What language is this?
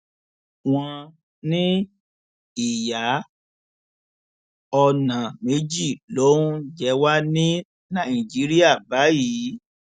Yoruba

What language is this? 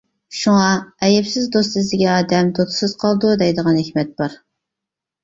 Uyghur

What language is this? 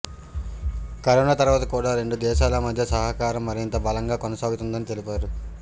Telugu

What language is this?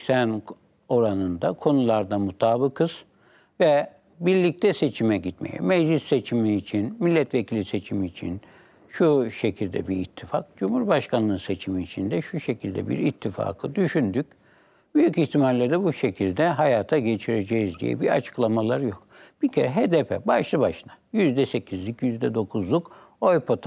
Turkish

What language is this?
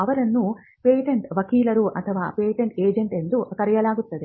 Kannada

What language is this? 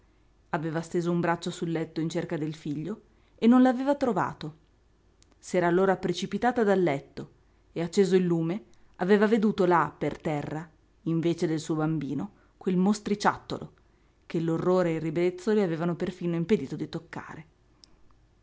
Italian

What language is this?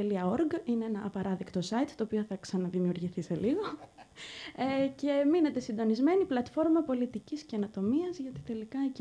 Greek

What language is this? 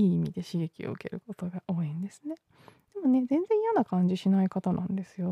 Japanese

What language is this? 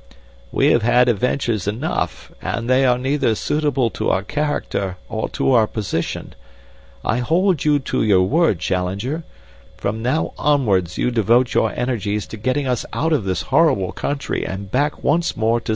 English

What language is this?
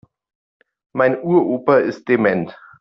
German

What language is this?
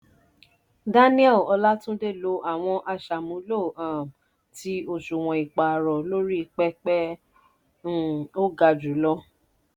Yoruba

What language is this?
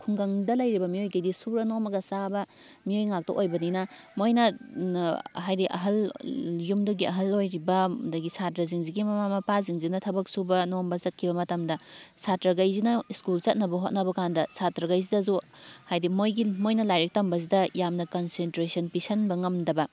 Manipuri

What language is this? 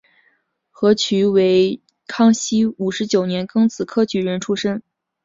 Chinese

